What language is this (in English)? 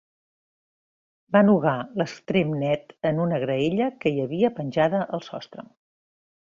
Catalan